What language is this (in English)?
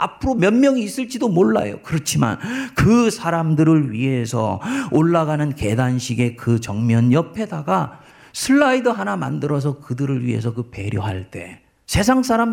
Korean